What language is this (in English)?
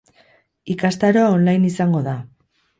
Basque